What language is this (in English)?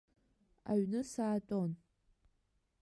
Abkhazian